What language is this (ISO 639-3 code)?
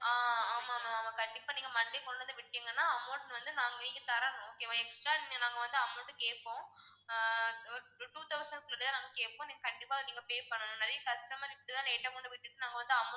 tam